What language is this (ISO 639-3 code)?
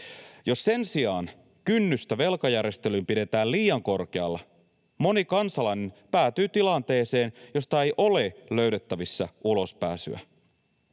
fin